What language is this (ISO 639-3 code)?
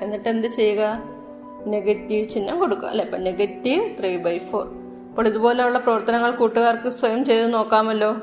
mal